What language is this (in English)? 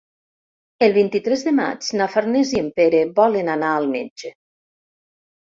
Catalan